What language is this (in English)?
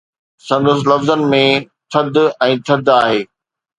Sindhi